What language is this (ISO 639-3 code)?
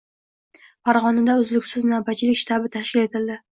uzb